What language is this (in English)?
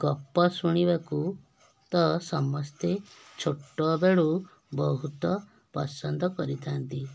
Odia